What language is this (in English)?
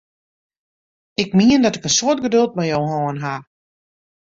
Western Frisian